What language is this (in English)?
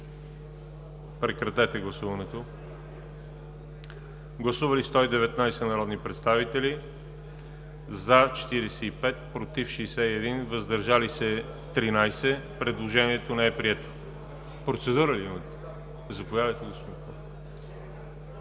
Bulgarian